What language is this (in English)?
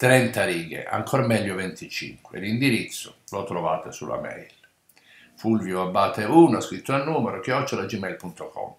Italian